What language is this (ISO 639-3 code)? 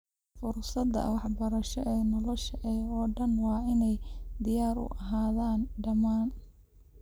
som